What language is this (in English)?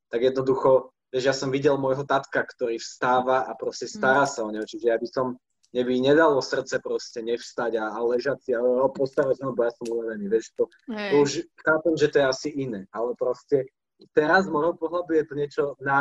Slovak